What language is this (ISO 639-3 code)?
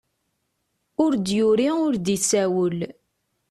kab